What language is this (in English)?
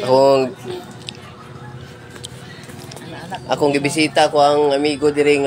Indonesian